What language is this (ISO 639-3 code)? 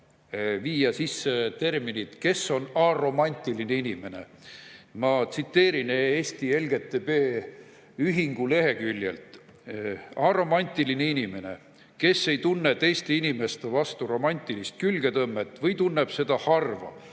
est